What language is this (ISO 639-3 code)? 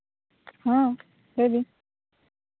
sat